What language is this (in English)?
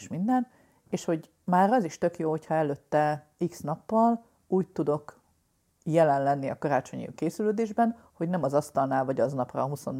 Hungarian